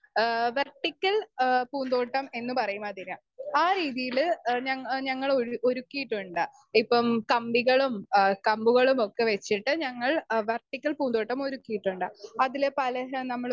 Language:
Malayalam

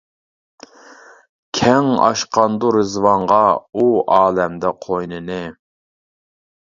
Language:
Uyghur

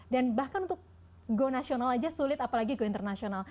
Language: Indonesian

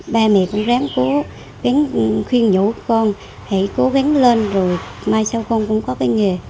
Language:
Vietnamese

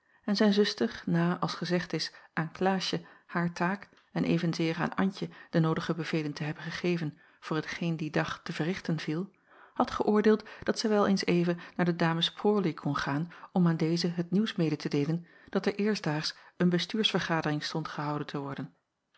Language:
Dutch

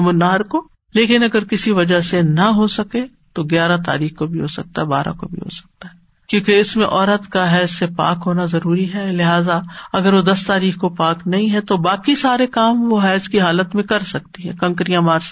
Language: Urdu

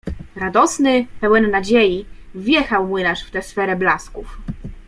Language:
Polish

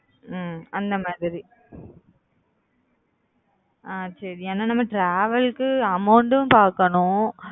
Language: Tamil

